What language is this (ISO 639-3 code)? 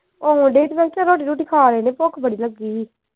pan